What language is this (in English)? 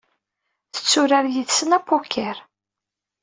Kabyle